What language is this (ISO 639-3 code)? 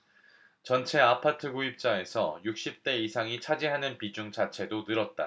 kor